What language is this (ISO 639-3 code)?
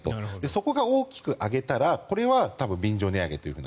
jpn